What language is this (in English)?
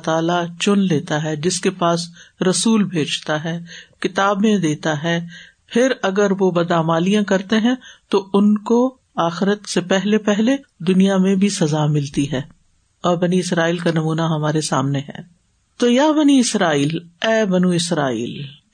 Urdu